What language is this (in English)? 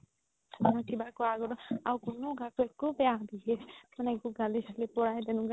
Assamese